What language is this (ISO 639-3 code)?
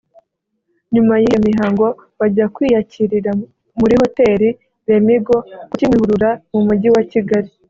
kin